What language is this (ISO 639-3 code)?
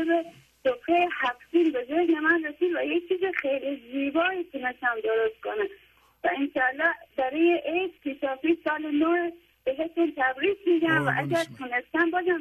fas